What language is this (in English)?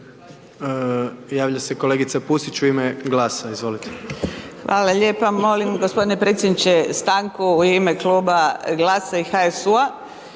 Croatian